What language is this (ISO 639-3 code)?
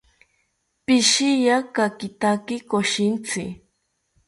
cpy